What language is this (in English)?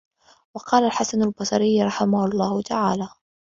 Arabic